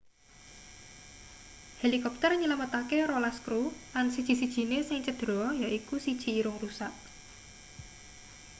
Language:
Javanese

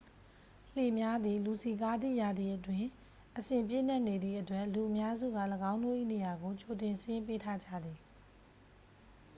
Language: Burmese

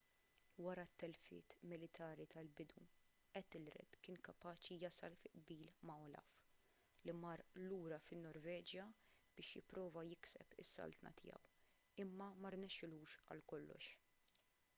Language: Maltese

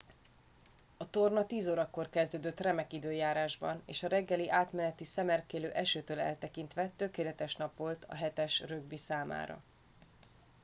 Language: Hungarian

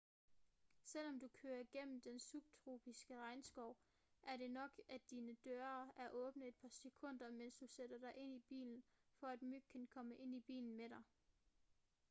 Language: Danish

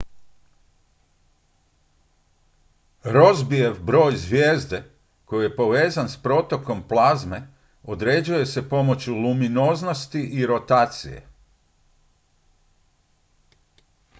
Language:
Croatian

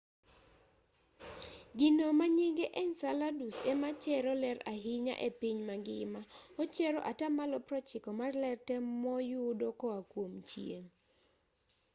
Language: Luo (Kenya and Tanzania)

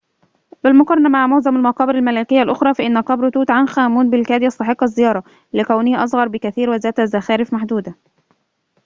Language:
Arabic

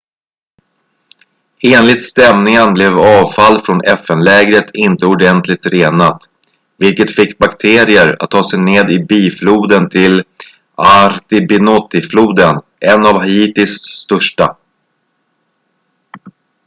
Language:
Swedish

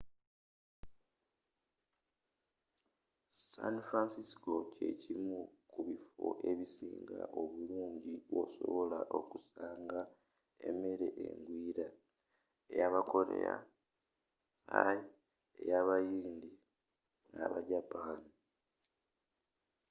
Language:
Ganda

